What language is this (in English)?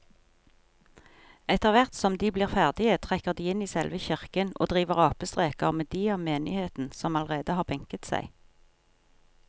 Norwegian